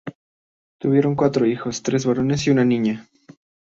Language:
Spanish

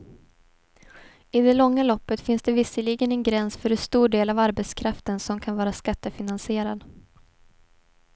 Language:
Swedish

